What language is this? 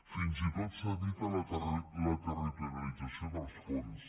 Catalan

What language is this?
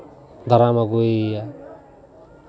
Santali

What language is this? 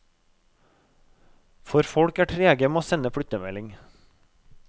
Norwegian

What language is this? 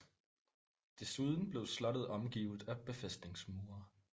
Danish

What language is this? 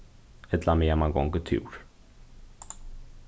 Faroese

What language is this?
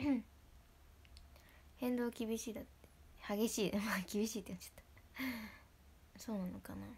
Japanese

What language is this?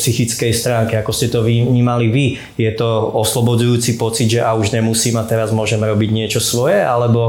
Slovak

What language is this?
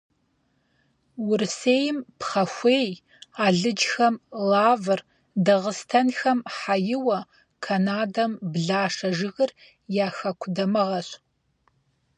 Kabardian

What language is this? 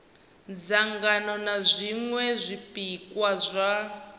Venda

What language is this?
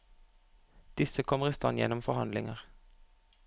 Norwegian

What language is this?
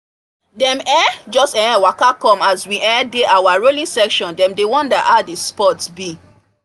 Nigerian Pidgin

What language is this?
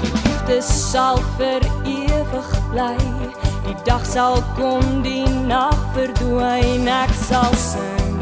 Dutch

